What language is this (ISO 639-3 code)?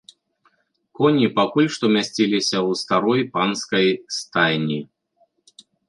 bel